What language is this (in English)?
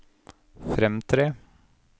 Norwegian